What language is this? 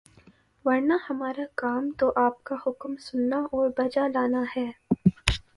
Urdu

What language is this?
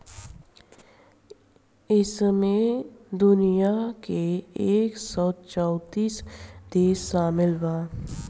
Bhojpuri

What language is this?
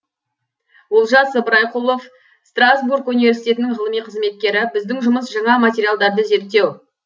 Kazakh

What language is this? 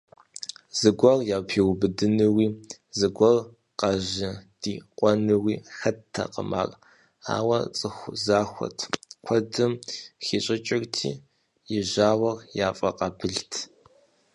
Kabardian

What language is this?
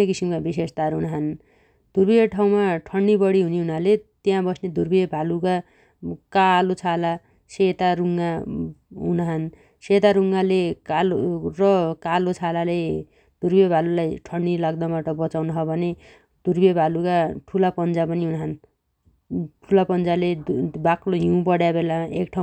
Dotyali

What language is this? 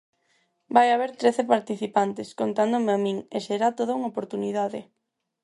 Galician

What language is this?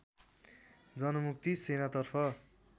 Nepali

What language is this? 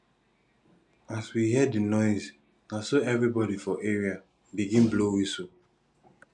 Nigerian Pidgin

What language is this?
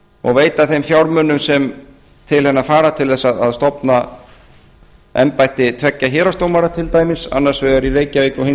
Icelandic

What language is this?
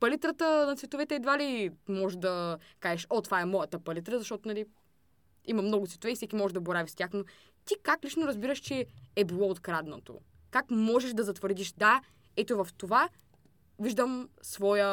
Bulgarian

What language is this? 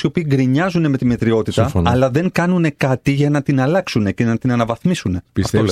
Greek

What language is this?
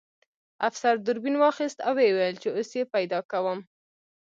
Pashto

